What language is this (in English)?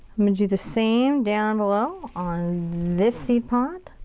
English